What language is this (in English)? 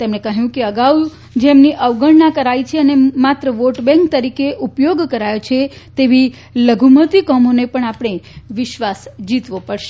Gujarati